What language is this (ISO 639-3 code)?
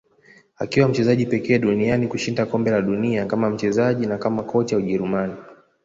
swa